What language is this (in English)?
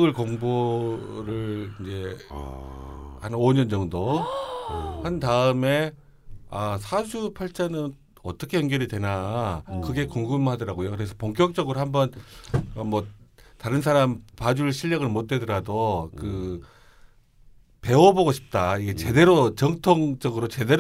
Korean